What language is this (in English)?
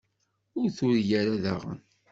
Kabyle